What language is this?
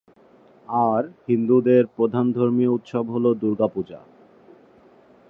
Bangla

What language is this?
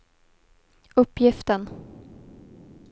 Swedish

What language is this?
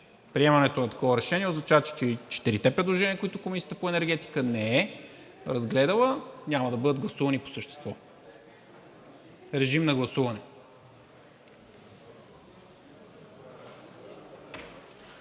Bulgarian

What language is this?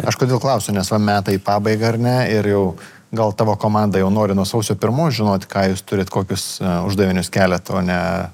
Lithuanian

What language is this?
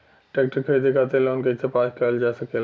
Bhojpuri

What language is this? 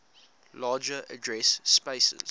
English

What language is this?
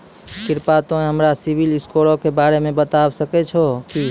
Maithili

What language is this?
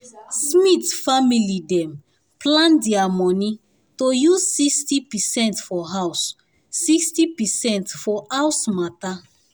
Nigerian Pidgin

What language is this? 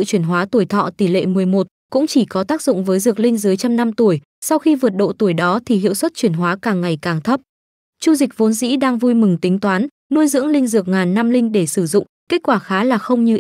Vietnamese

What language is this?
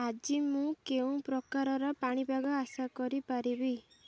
Odia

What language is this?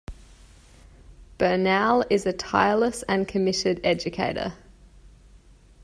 English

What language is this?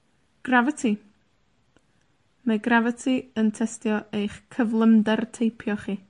Welsh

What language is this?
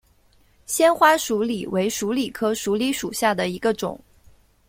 Chinese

